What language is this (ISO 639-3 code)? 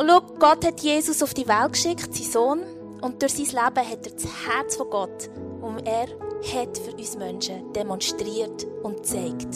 deu